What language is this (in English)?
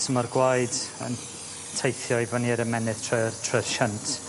Welsh